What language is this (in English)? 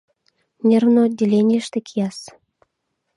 Mari